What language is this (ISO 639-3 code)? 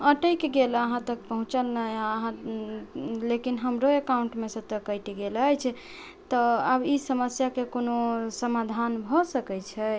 mai